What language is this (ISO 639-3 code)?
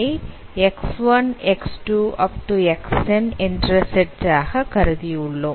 tam